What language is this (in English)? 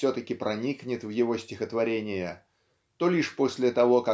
Russian